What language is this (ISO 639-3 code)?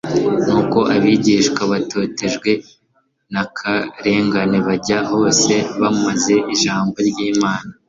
kin